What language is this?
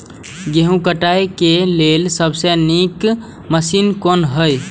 Maithili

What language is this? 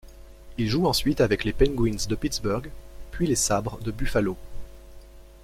French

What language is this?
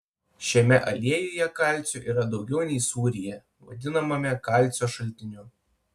Lithuanian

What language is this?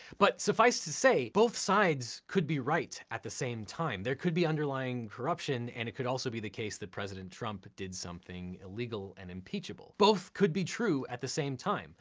English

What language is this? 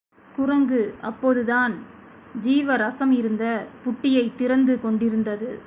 Tamil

